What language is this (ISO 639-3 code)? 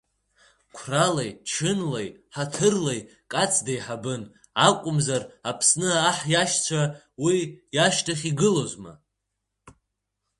abk